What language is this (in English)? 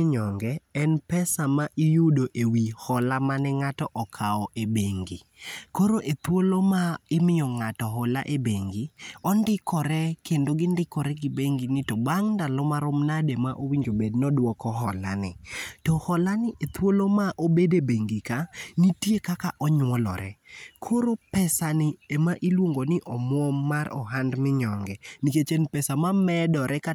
Luo (Kenya and Tanzania)